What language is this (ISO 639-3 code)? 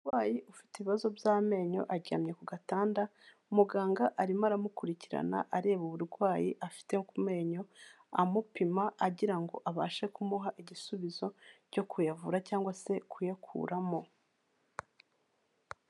kin